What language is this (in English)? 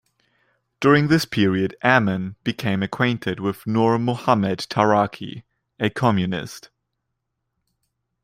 English